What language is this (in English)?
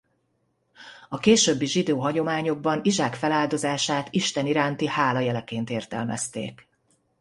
Hungarian